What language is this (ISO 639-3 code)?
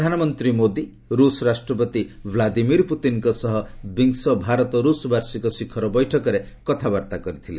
ori